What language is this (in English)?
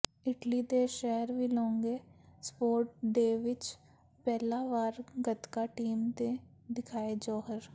Punjabi